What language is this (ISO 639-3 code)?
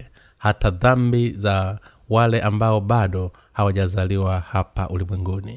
swa